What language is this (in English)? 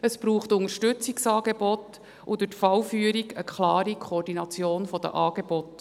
Swiss German